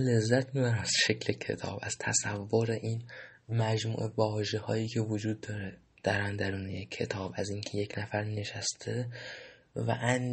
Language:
Persian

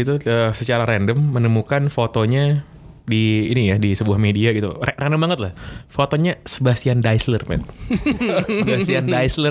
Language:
Indonesian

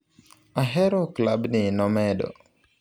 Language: Luo (Kenya and Tanzania)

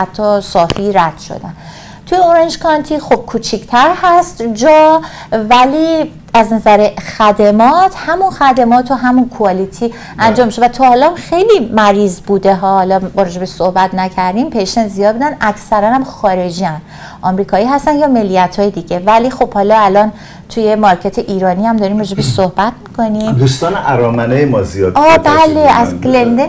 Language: Persian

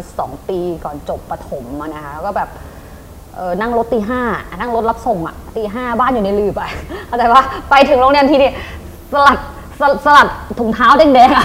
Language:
Thai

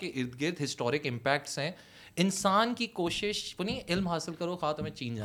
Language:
Urdu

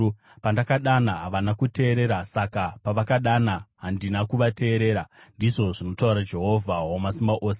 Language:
Shona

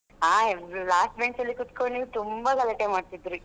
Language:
Kannada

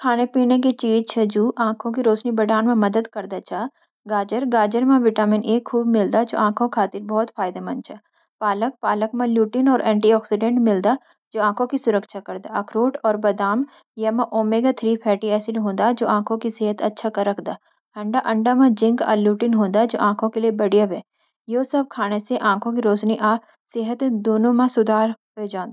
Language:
Garhwali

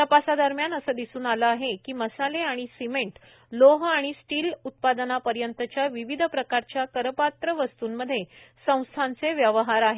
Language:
Marathi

